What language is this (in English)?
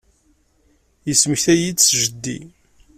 Kabyle